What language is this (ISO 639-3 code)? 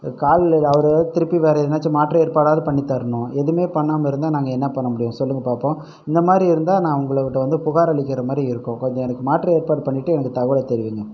tam